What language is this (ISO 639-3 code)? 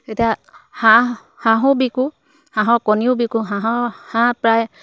asm